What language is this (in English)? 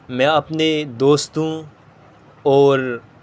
Urdu